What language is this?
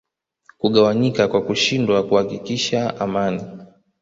Swahili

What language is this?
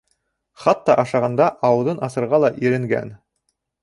Bashkir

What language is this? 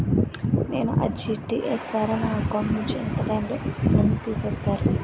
Telugu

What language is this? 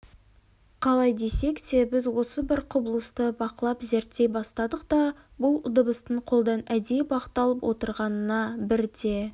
Kazakh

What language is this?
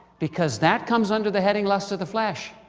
English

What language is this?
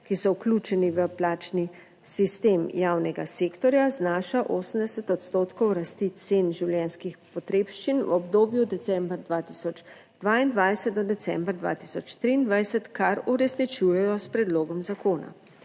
Slovenian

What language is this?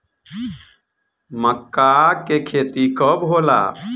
Bhojpuri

